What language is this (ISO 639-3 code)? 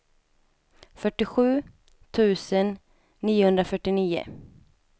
swe